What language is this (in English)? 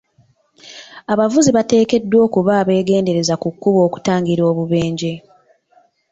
Ganda